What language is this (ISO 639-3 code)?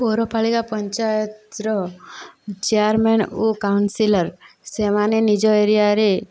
ori